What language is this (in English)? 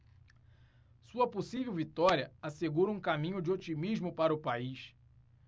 Portuguese